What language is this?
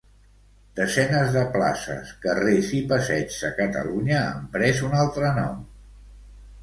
Catalan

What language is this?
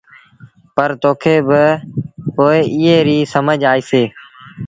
Sindhi Bhil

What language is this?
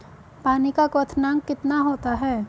Hindi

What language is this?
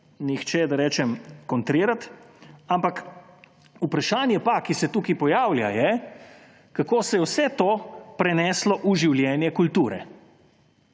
Slovenian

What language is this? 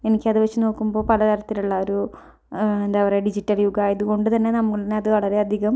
Malayalam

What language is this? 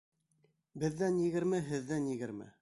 Bashkir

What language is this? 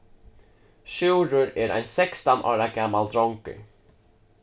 Faroese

